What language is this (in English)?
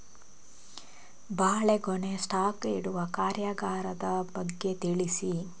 Kannada